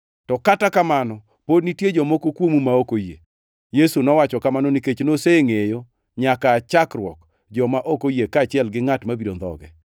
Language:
Luo (Kenya and Tanzania)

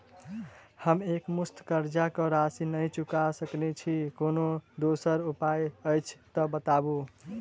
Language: Maithili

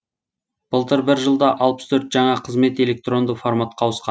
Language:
Kazakh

